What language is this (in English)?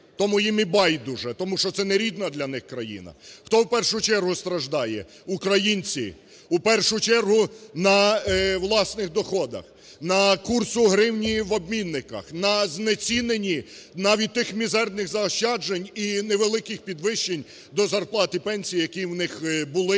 Ukrainian